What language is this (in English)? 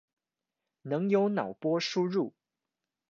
Chinese